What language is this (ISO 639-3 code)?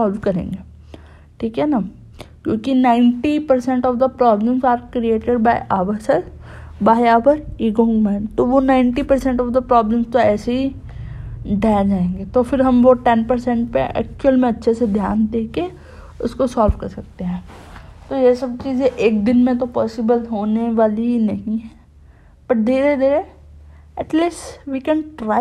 hin